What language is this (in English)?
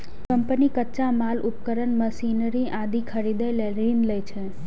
Maithili